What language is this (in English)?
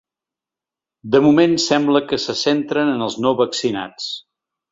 Catalan